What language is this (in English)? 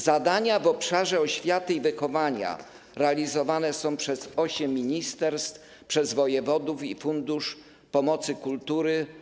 Polish